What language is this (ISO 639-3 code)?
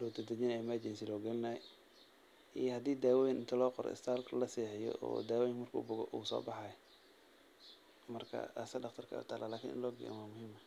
som